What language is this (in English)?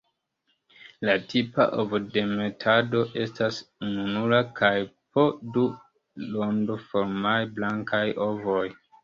Esperanto